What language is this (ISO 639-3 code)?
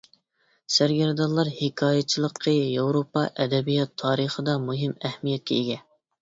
uig